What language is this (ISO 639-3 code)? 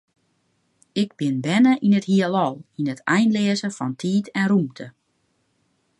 fry